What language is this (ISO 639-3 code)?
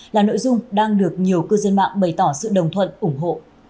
vie